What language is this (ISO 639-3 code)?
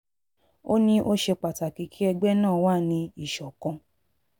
yor